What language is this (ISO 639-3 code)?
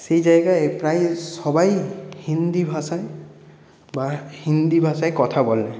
ben